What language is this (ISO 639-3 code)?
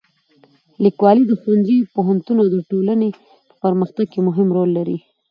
pus